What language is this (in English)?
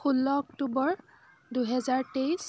Assamese